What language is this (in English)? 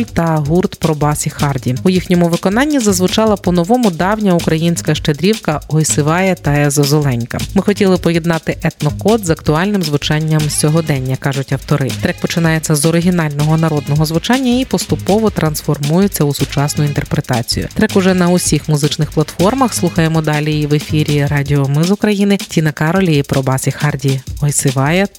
Ukrainian